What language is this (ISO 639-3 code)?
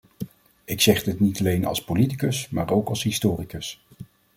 nld